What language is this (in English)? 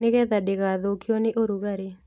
Kikuyu